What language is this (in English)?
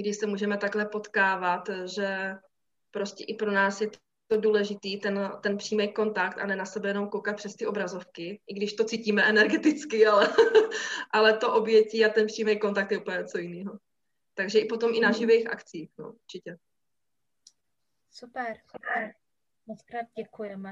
Czech